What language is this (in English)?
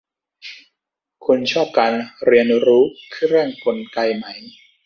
Thai